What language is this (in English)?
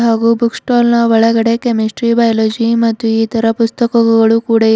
Kannada